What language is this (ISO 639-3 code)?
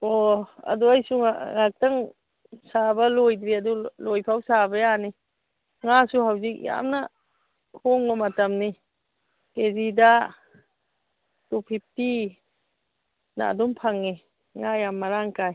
mni